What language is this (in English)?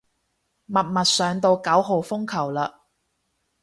Cantonese